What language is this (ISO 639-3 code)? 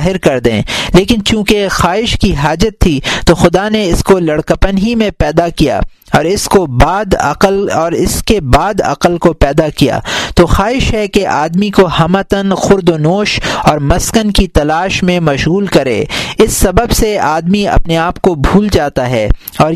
urd